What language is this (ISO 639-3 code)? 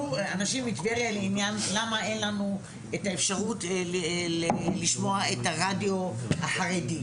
heb